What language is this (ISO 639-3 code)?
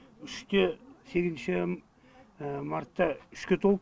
kaz